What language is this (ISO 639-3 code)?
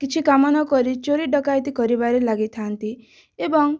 ori